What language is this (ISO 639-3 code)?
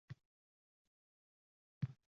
uzb